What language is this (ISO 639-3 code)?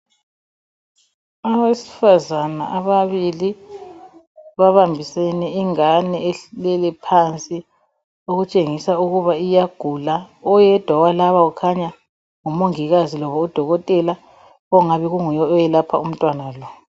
nde